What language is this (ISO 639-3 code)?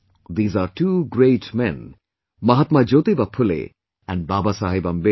eng